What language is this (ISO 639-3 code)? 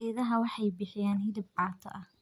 som